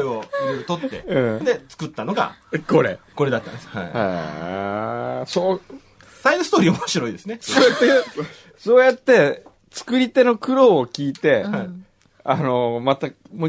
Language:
Japanese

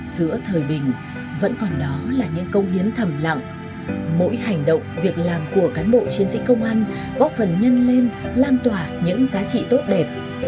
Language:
Vietnamese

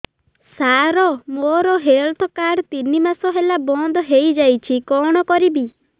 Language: Odia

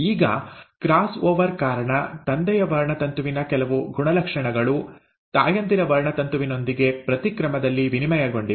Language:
Kannada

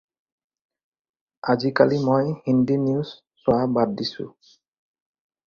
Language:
Assamese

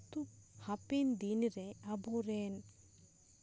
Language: Santali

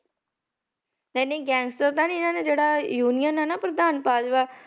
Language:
Punjabi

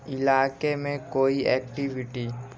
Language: Urdu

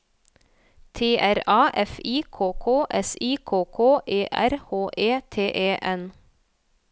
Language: Norwegian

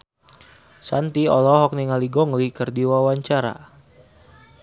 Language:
Sundanese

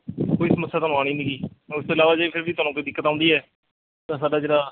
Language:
Punjabi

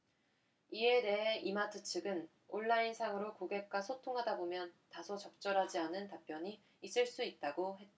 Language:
Korean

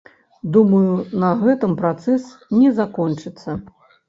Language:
Belarusian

